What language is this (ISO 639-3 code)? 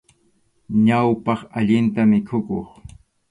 qxu